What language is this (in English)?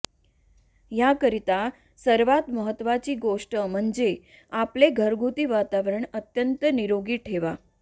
Marathi